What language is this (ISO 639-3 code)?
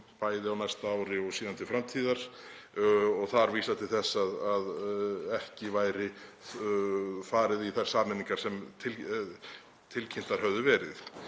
isl